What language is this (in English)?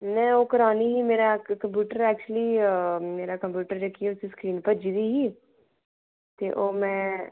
Dogri